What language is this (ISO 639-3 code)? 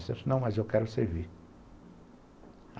por